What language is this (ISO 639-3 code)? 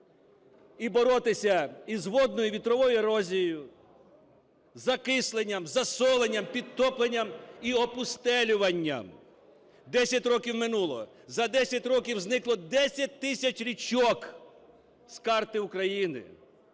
ukr